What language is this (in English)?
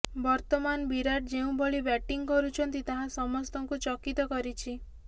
Odia